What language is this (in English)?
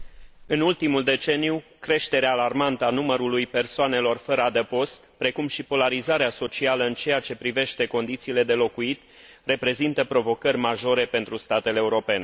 Romanian